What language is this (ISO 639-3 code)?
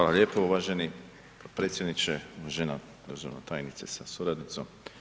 hrv